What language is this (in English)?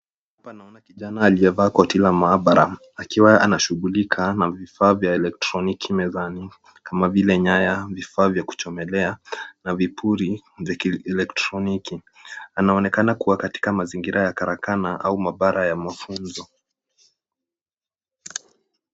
Swahili